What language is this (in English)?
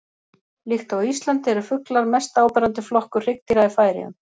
Icelandic